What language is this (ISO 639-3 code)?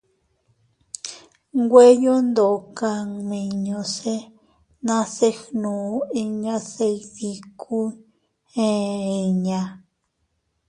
cut